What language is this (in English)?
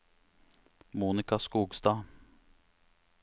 Norwegian